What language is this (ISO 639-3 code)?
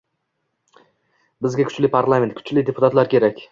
uzb